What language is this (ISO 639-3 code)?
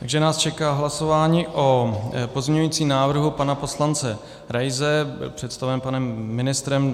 ces